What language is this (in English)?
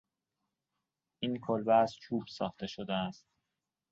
Persian